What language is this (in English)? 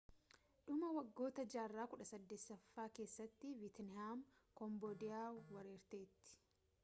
Oromo